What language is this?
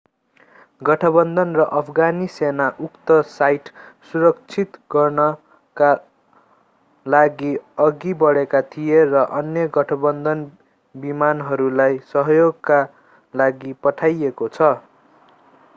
Nepali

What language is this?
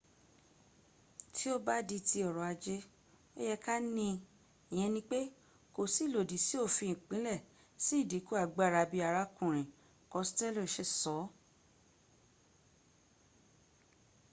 Yoruba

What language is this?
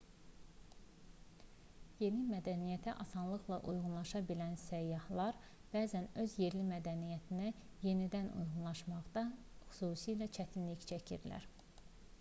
Azerbaijani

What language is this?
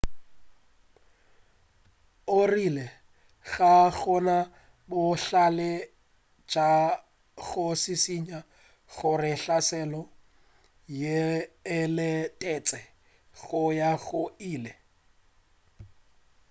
Northern Sotho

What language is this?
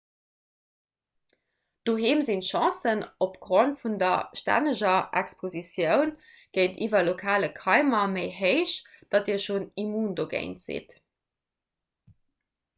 Luxembourgish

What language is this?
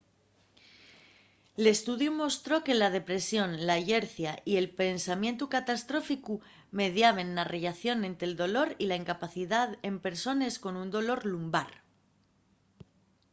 Asturian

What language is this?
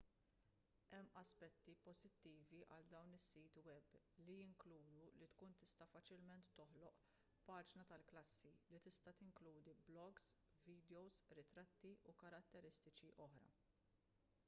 Maltese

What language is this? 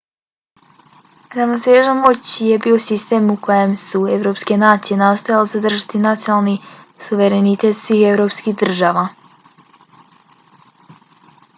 Bosnian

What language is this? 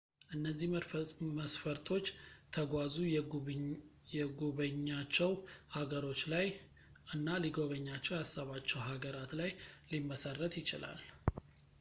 Amharic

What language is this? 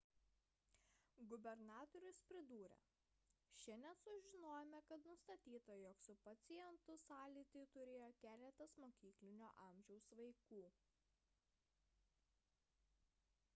Lithuanian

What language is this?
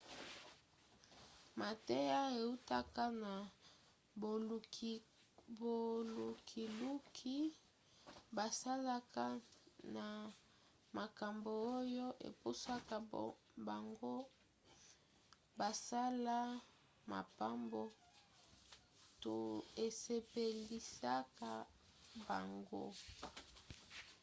Lingala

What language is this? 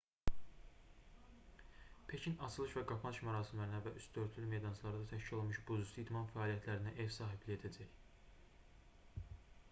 Azerbaijani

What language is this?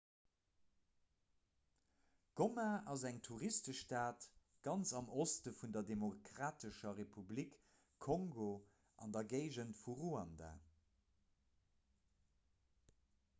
Luxembourgish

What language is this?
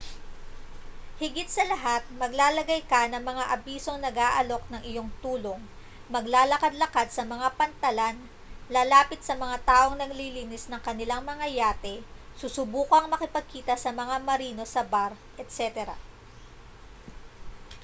Filipino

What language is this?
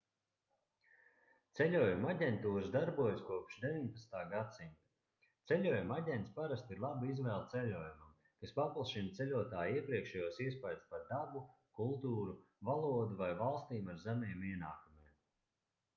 Latvian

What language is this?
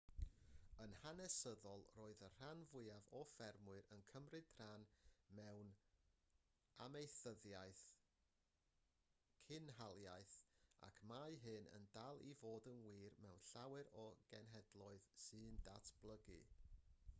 Welsh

